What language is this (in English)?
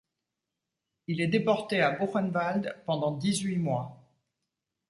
French